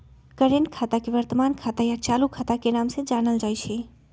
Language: Magahi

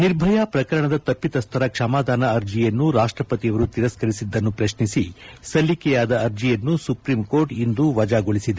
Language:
Kannada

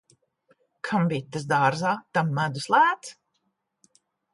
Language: Latvian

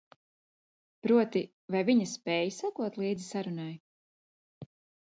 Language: Latvian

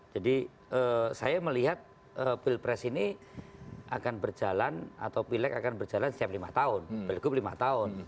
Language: Indonesian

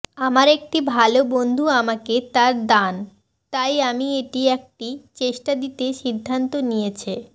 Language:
Bangla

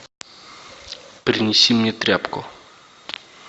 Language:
Russian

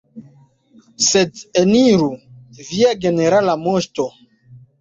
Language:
Esperanto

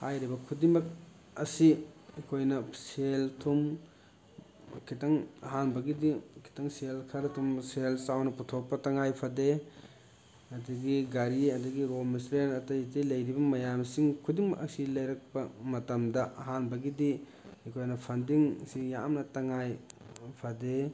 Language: Manipuri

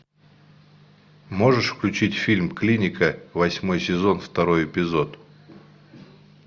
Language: Russian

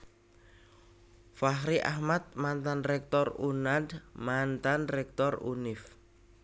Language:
Javanese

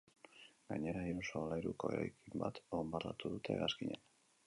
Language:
Basque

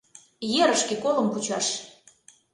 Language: Mari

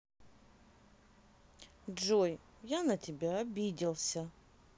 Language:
Russian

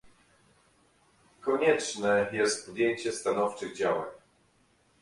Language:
Polish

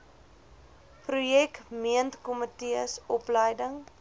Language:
Afrikaans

